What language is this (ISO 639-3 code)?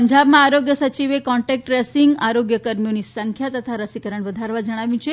guj